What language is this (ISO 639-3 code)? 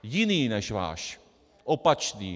ces